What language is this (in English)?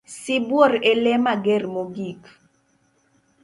Luo (Kenya and Tanzania)